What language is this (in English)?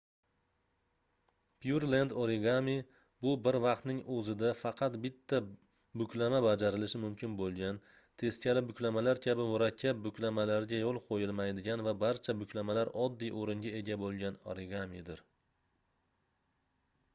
Uzbek